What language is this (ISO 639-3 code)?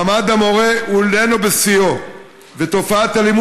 heb